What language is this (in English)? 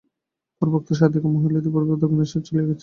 Bangla